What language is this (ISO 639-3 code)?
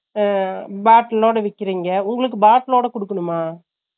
tam